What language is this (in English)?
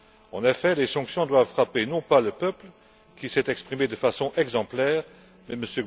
French